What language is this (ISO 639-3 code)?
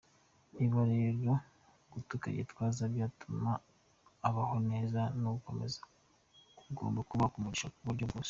kin